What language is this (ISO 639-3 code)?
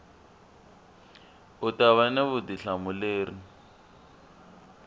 tso